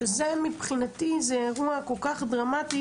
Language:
Hebrew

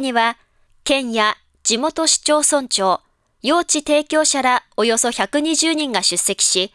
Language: Japanese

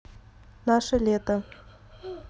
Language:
Russian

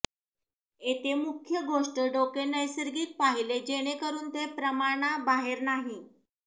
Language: Marathi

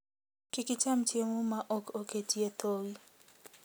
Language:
Luo (Kenya and Tanzania)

